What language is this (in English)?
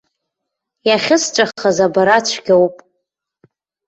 Abkhazian